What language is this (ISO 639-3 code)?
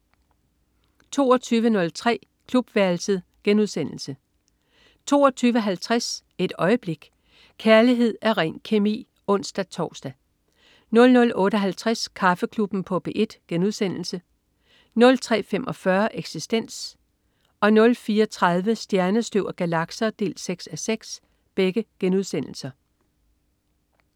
dan